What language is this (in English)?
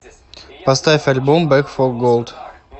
Russian